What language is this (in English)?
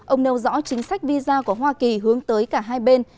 Vietnamese